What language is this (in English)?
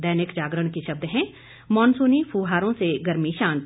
Hindi